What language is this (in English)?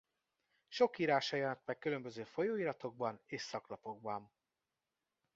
Hungarian